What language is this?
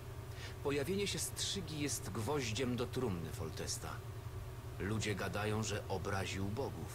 Polish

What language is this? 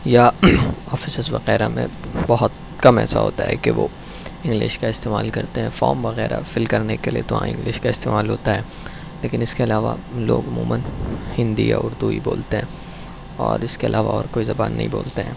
Urdu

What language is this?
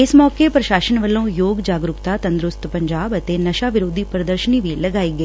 Punjabi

